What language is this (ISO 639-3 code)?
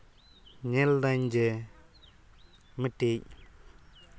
sat